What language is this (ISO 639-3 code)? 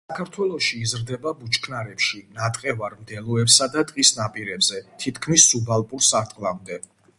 kat